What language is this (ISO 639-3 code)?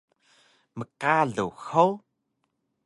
trv